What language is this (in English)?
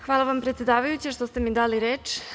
Serbian